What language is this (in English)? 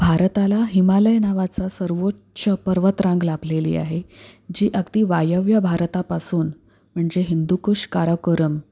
Marathi